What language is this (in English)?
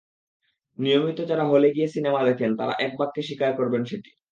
Bangla